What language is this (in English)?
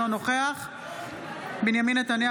Hebrew